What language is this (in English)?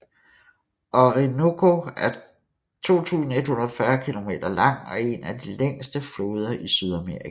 Danish